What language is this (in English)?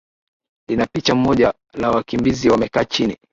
Swahili